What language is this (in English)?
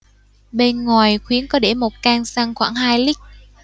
Vietnamese